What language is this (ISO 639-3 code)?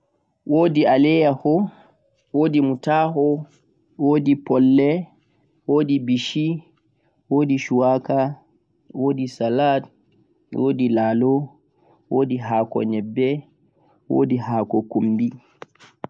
fuq